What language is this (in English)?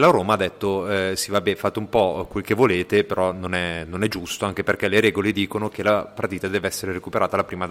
Italian